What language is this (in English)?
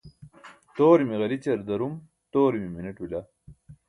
Burushaski